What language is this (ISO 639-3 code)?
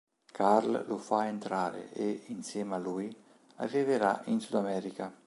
ita